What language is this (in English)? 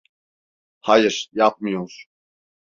Turkish